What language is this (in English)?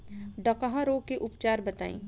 Bhojpuri